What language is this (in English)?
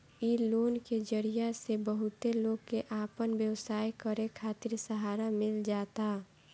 Bhojpuri